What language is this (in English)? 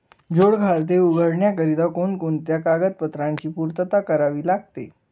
Marathi